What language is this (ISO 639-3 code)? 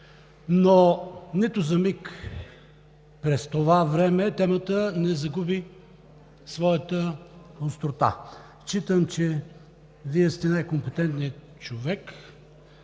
bul